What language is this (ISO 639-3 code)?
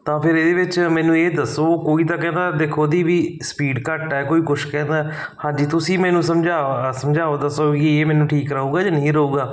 pan